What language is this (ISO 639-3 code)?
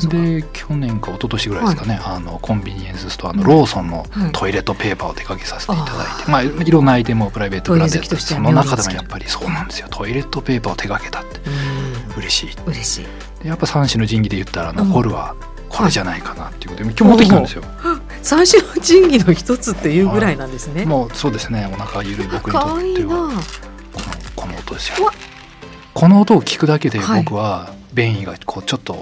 jpn